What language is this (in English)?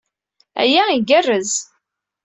Kabyle